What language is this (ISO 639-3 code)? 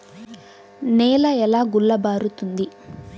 tel